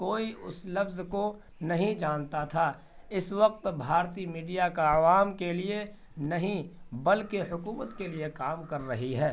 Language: Urdu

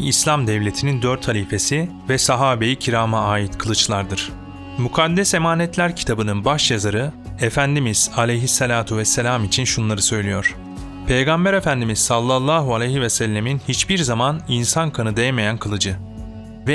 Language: Turkish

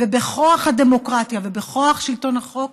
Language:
Hebrew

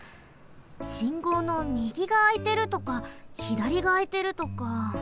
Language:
Japanese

